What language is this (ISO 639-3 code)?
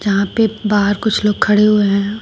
hin